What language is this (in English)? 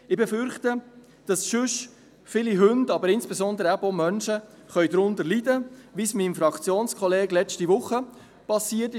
Swiss German